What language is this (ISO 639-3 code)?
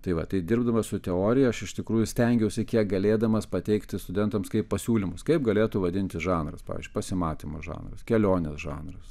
lit